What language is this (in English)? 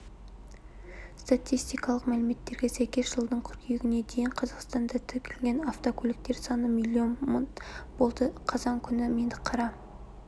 Kazakh